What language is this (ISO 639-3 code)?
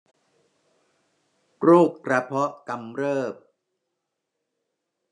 tha